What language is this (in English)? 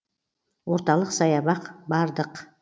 Kazakh